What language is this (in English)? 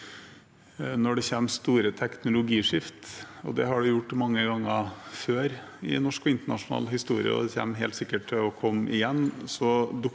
Norwegian